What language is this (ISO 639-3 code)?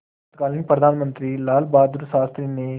hin